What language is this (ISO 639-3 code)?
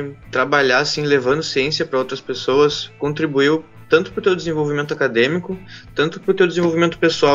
por